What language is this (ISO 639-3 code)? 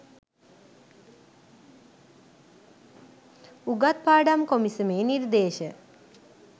sin